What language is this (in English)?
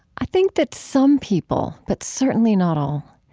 English